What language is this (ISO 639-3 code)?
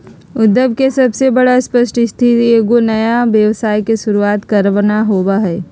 mag